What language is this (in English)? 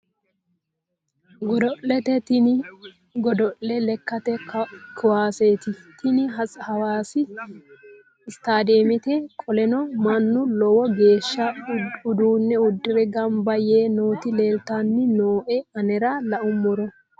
Sidamo